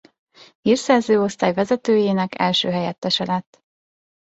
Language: Hungarian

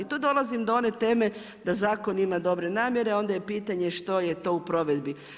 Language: Croatian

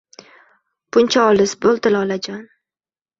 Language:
Uzbek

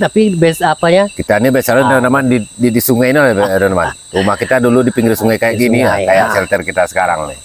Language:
Indonesian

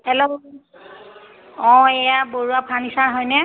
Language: Assamese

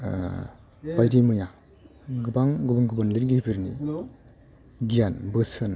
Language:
Bodo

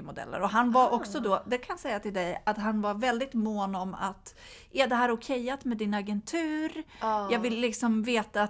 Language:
Swedish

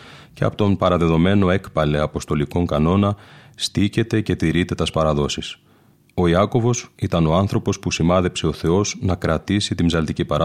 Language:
Greek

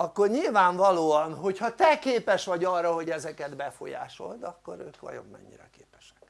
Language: Hungarian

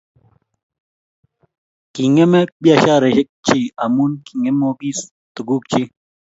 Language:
Kalenjin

